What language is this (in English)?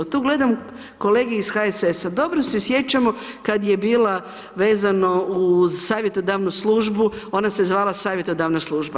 Croatian